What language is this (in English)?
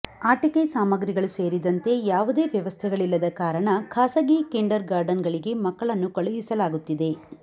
Kannada